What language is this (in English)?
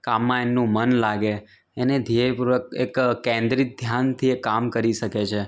Gujarati